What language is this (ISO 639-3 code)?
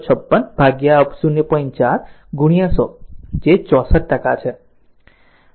guj